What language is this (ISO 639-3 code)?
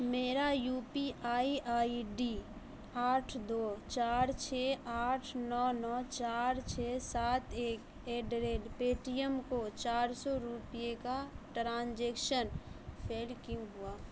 urd